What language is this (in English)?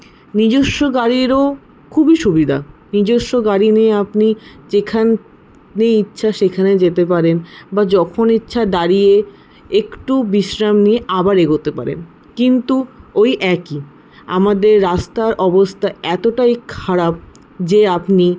Bangla